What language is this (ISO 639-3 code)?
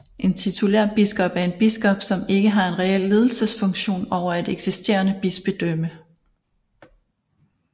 dan